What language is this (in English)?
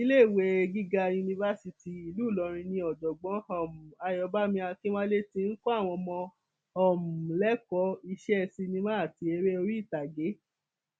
Yoruba